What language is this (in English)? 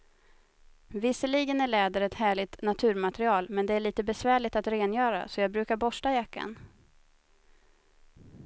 Swedish